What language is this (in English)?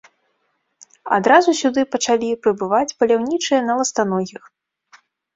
Belarusian